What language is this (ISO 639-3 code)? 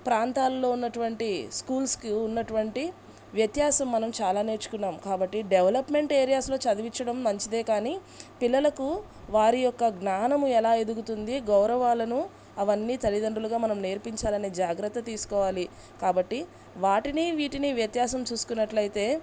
tel